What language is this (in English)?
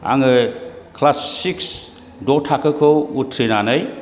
Bodo